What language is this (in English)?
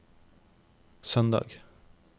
Norwegian